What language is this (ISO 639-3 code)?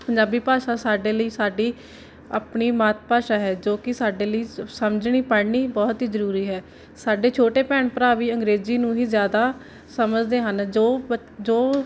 pan